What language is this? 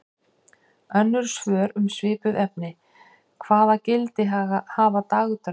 Icelandic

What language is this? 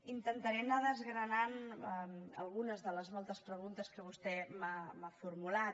Catalan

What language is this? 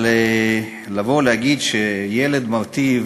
Hebrew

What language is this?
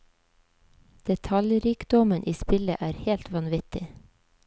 Norwegian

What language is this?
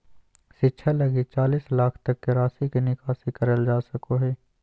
Magahi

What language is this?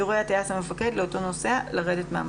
Hebrew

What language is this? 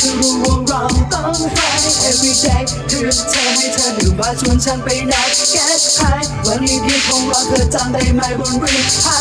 Portuguese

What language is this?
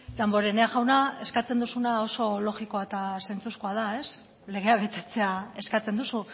Basque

